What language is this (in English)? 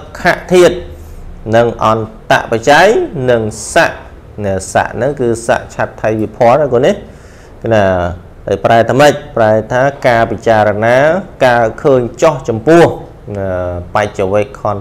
Thai